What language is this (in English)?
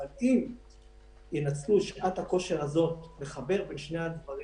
Hebrew